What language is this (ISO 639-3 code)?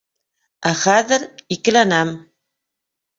bak